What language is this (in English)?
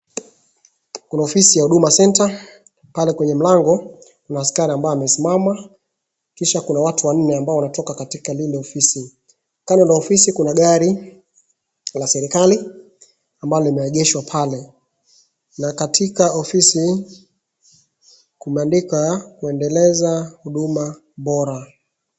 Swahili